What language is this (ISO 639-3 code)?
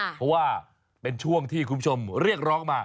tha